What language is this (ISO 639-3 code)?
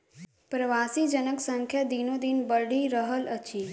mai